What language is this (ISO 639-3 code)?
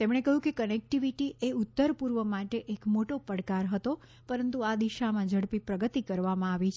guj